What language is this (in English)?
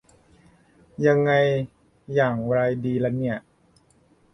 Thai